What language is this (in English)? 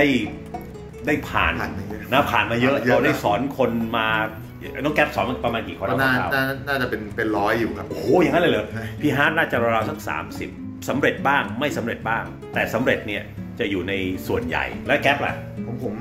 Thai